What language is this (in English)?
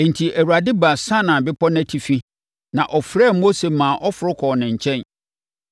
Akan